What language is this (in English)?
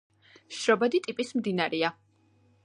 Georgian